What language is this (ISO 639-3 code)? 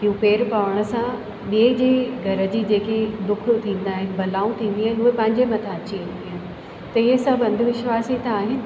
snd